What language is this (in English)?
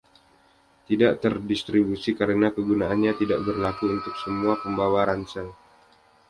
Indonesian